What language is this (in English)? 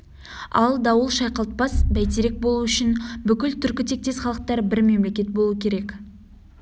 Kazakh